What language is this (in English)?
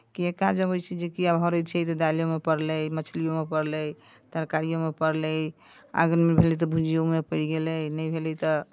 Maithili